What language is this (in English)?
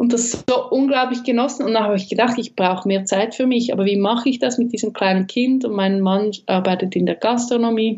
German